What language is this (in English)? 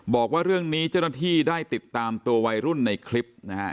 Thai